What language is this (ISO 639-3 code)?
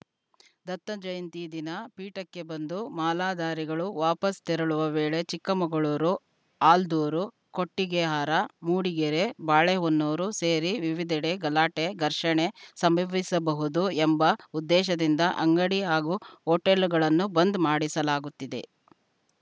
kan